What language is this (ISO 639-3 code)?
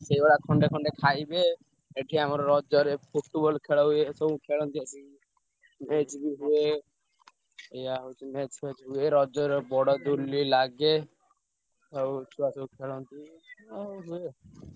ori